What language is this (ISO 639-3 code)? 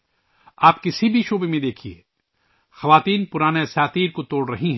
urd